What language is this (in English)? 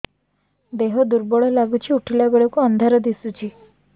Odia